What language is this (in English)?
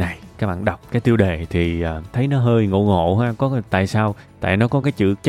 Vietnamese